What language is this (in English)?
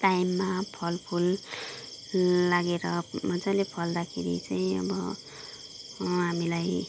Nepali